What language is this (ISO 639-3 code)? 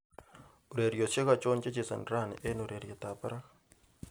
kln